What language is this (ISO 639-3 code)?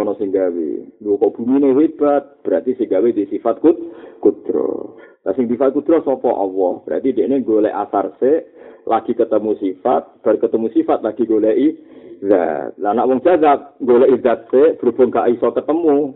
msa